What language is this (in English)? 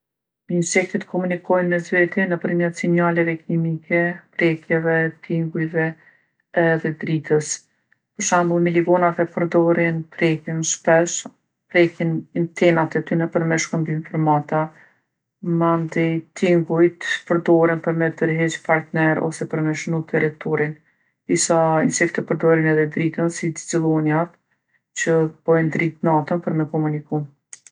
Gheg Albanian